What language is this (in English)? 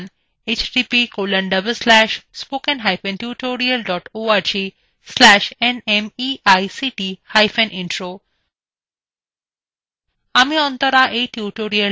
Bangla